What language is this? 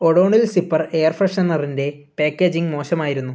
Malayalam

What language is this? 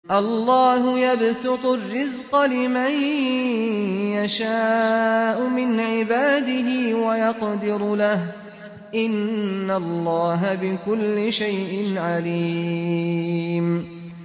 Arabic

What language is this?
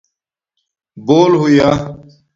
Domaaki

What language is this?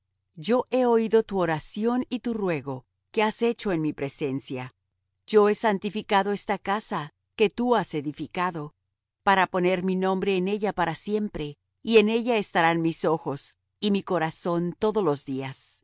Spanish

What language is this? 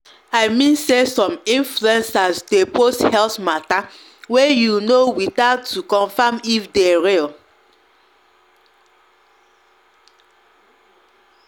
Nigerian Pidgin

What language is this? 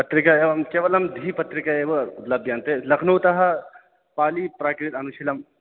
Sanskrit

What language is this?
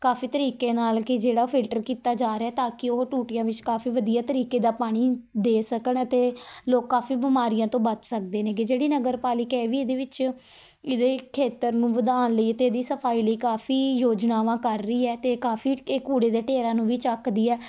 Punjabi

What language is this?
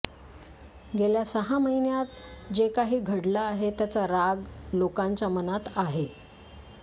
Marathi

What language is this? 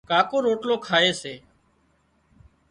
Wadiyara Koli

